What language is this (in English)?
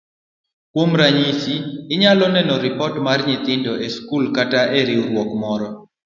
Luo (Kenya and Tanzania)